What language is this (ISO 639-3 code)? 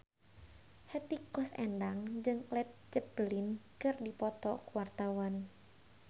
sun